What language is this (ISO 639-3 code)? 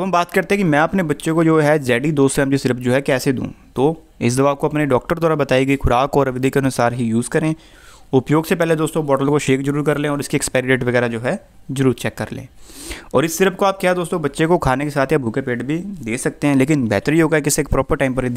hin